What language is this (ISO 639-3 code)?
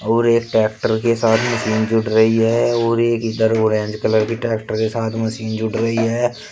hin